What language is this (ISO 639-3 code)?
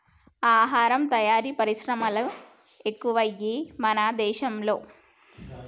tel